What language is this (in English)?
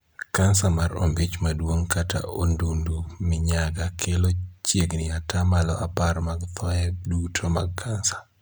Luo (Kenya and Tanzania)